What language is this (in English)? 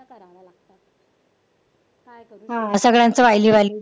Marathi